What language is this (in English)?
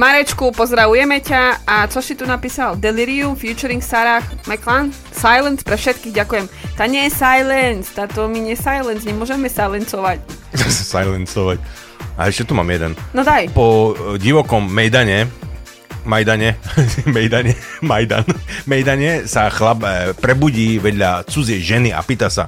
Slovak